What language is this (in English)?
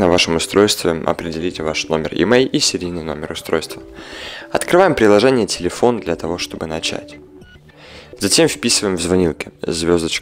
Russian